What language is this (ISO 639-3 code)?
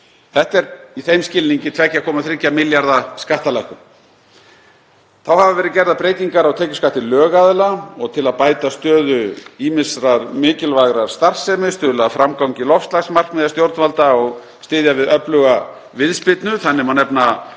isl